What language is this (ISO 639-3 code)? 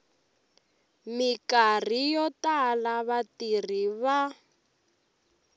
tso